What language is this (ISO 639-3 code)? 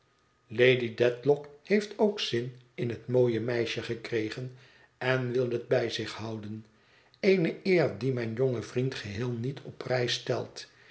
nld